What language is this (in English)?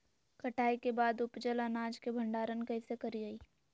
Magahi